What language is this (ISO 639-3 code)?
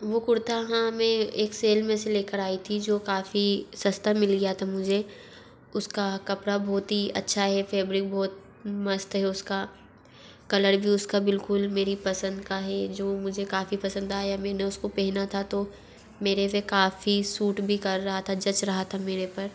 hin